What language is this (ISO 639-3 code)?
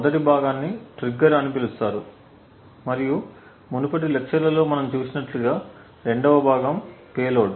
tel